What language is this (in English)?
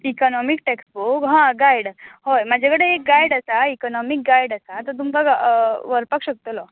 Konkani